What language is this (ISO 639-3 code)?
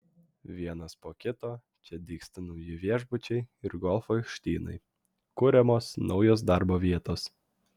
lit